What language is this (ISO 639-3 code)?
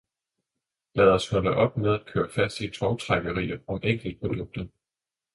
dan